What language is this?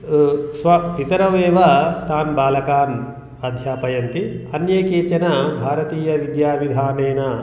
Sanskrit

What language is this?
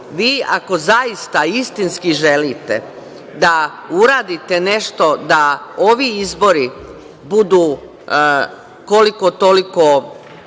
Serbian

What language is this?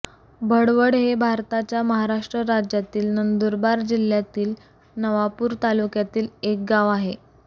Marathi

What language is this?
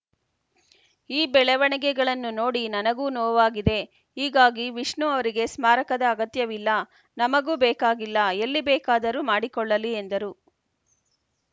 Kannada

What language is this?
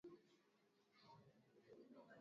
Swahili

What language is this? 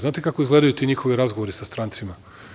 Serbian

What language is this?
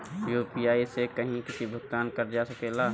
Bhojpuri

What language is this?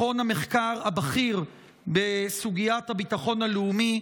Hebrew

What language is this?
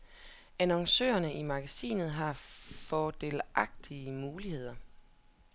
Danish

